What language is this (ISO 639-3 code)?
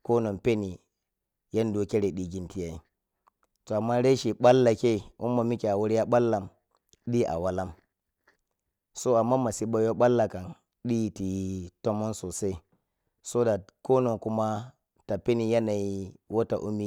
piy